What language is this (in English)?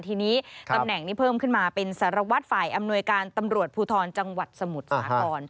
Thai